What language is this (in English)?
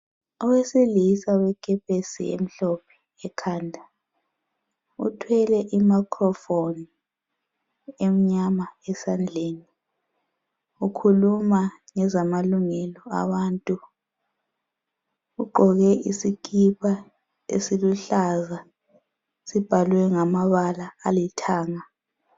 North Ndebele